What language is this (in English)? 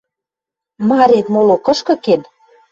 Western Mari